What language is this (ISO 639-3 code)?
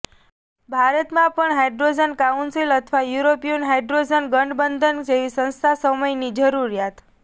guj